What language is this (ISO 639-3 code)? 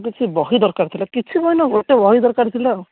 ori